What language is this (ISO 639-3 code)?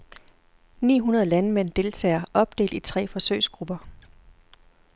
dan